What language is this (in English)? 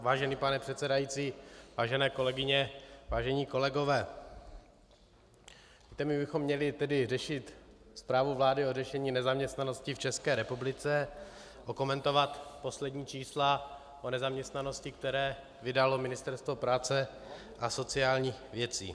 Czech